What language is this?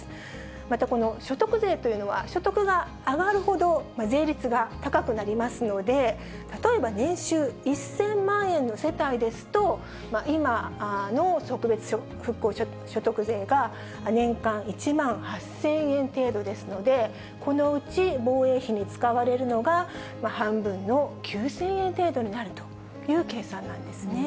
Japanese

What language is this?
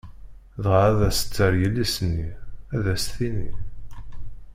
Kabyle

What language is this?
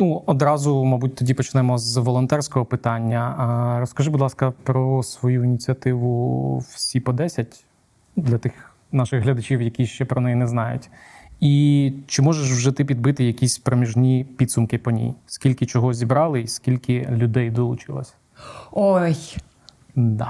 Ukrainian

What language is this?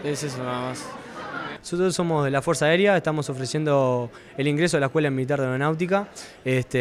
Spanish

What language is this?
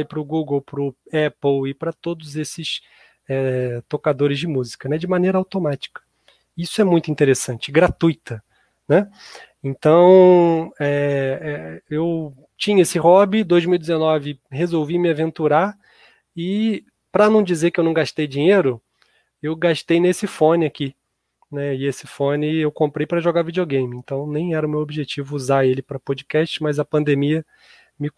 Portuguese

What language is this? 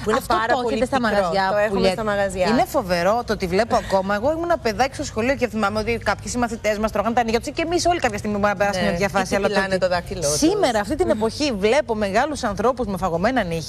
Greek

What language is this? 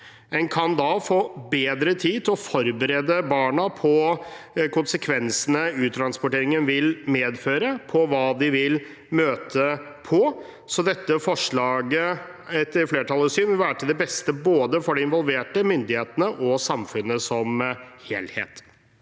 Norwegian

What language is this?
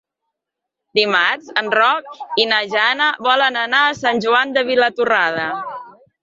Catalan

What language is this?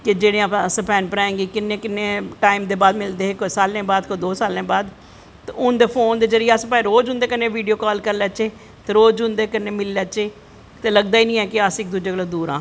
Dogri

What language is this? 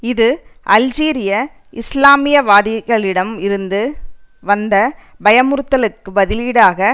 Tamil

